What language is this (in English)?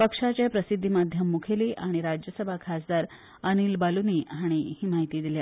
Konkani